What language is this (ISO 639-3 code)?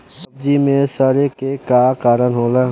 bho